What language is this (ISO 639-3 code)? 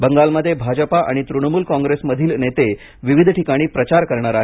mar